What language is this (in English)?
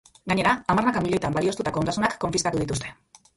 Basque